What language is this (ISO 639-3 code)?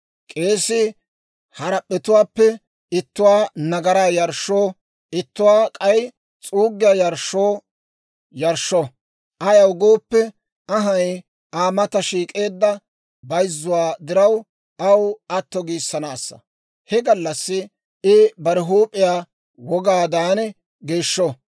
dwr